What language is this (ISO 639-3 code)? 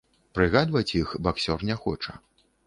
bel